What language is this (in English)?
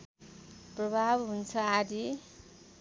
Nepali